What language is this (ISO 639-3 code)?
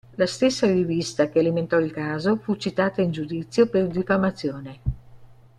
ita